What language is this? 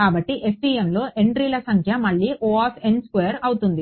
Telugu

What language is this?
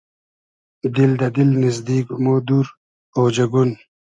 Hazaragi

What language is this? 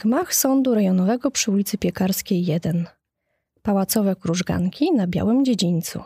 Polish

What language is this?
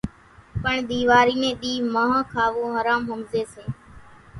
Kachi Koli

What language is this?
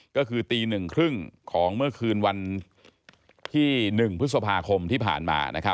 Thai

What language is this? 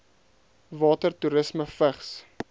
Afrikaans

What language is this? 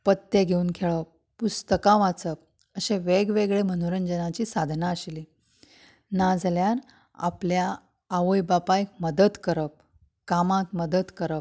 Konkani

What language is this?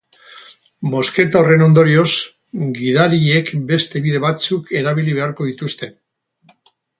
Basque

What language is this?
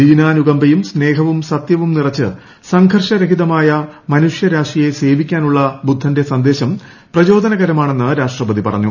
Malayalam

